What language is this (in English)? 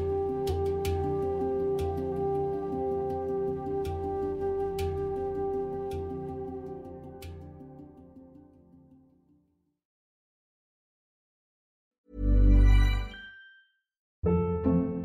Arabic